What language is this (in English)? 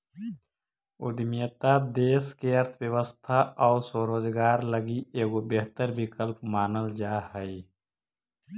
Magahi